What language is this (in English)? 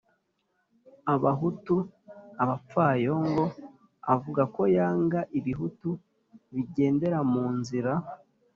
Kinyarwanda